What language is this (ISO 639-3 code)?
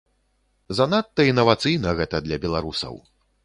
bel